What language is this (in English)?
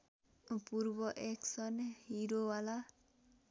Nepali